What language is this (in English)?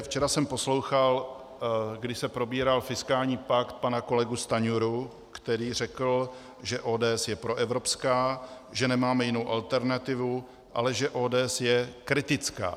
Czech